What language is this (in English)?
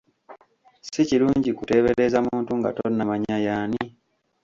Ganda